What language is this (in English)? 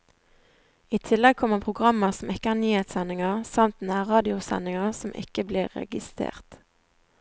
Norwegian